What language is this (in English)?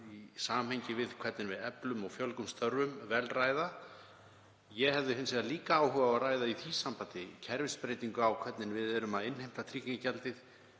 Icelandic